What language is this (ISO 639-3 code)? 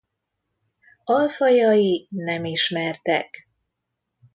hun